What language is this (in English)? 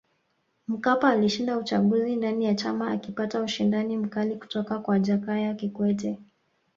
Swahili